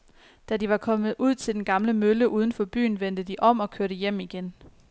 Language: Danish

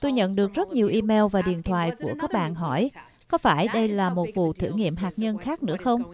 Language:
Vietnamese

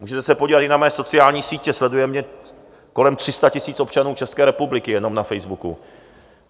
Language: Czech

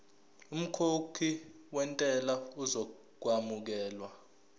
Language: Zulu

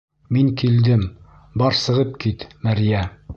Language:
Bashkir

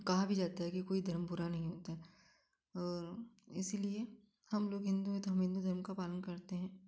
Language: Hindi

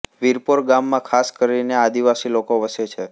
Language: Gujarati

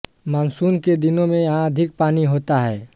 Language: Hindi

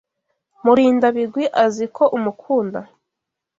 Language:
Kinyarwanda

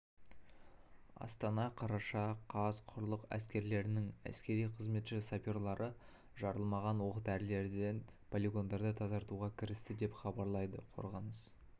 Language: Kazakh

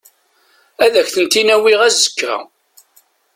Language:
Kabyle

